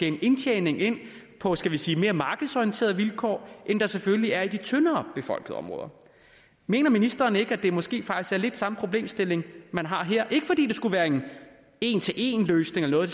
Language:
Danish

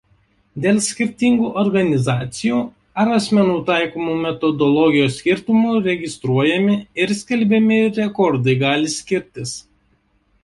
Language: Lithuanian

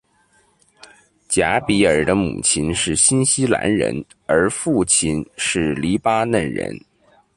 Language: Chinese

